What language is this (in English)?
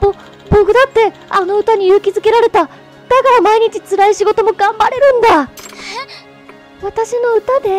Japanese